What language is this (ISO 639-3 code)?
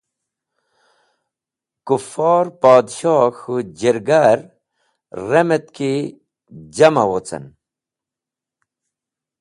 wbl